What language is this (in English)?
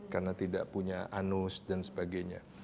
Indonesian